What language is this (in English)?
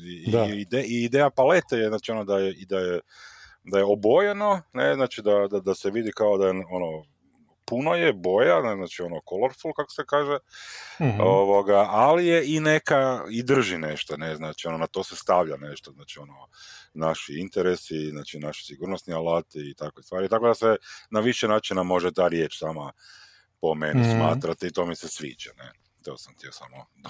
Croatian